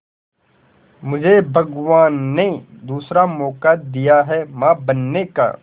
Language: Hindi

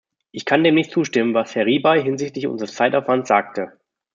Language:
German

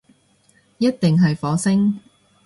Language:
Cantonese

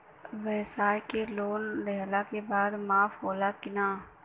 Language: Bhojpuri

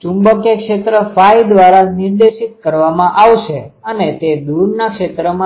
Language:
Gujarati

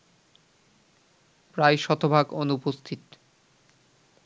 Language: Bangla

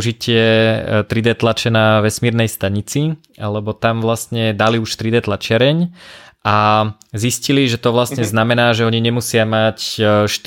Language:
Slovak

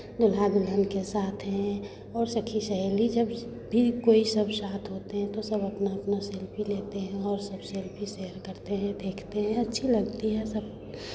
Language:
Hindi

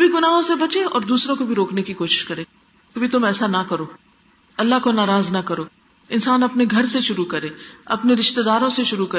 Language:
Urdu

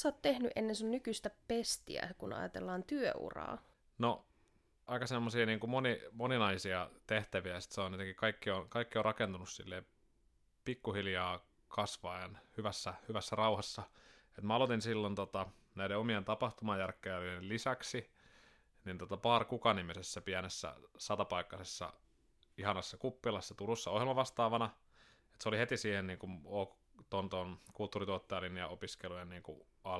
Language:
Finnish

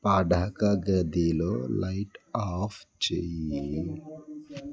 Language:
Telugu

